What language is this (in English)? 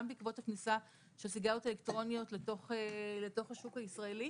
Hebrew